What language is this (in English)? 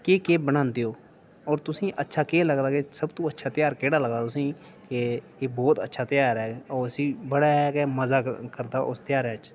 Dogri